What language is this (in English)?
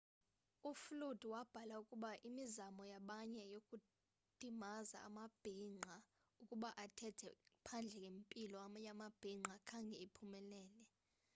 Xhosa